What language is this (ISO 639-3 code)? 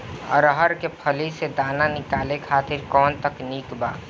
bho